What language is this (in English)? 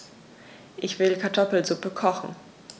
German